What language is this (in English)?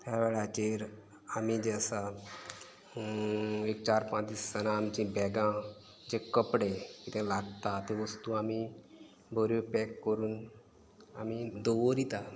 Konkani